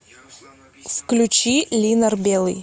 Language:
Russian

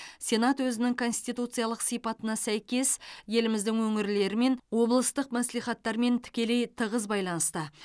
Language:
Kazakh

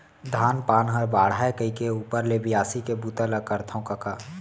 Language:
Chhattisgarhi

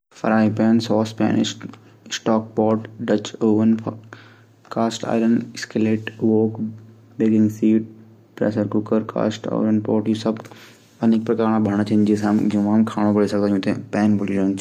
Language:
Garhwali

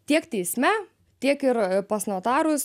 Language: Lithuanian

